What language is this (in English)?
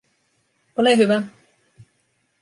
Finnish